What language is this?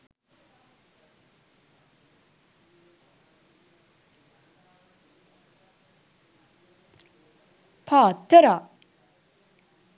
Sinhala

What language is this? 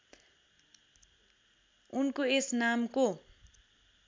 Nepali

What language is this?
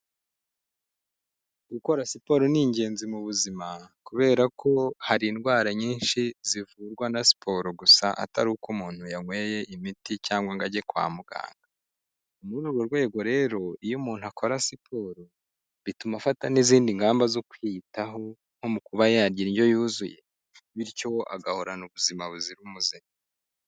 Kinyarwanda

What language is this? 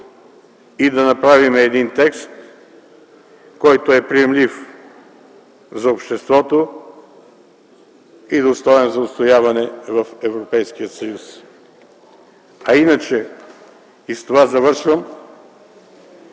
Bulgarian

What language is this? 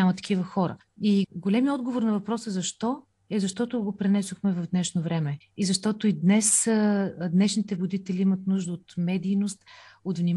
Bulgarian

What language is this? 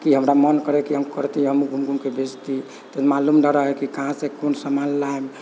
Maithili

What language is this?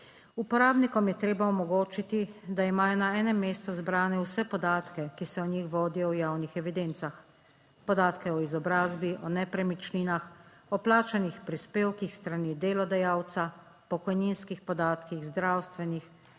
Slovenian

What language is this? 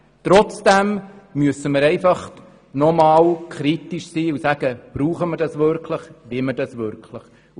Swiss German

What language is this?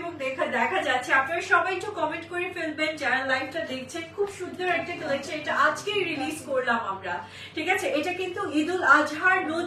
Bangla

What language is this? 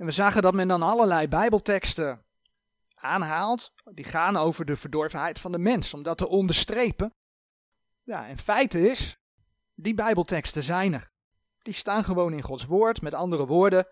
Dutch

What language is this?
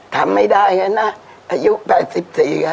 Thai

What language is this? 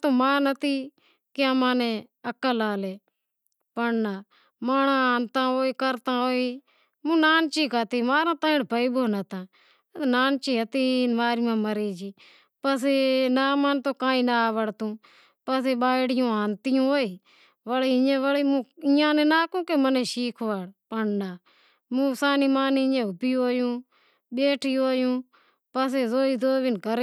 Wadiyara Koli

